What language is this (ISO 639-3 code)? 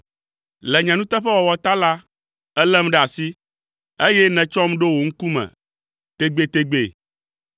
ewe